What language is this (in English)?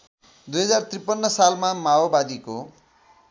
Nepali